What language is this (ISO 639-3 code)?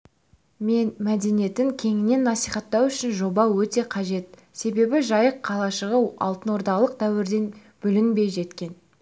kaz